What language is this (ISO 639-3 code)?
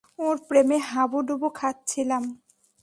ben